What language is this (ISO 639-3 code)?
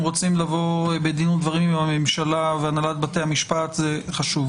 heb